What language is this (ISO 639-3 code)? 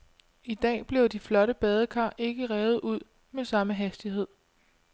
dan